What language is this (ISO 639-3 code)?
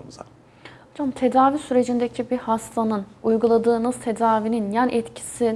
tur